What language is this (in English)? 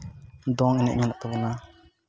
Santali